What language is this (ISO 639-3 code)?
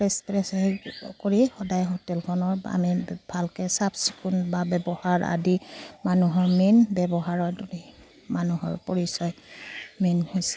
asm